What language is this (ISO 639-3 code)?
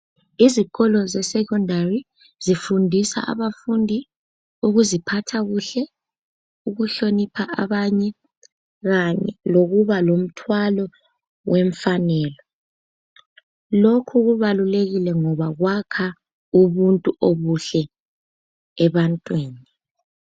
nde